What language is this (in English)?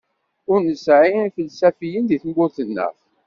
Kabyle